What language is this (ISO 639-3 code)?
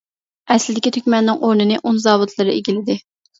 uig